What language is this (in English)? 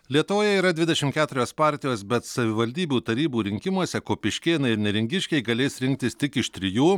Lithuanian